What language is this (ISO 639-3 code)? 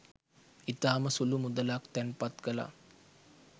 sin